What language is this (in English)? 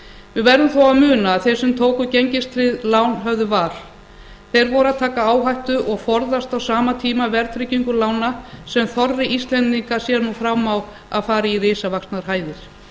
Icelandic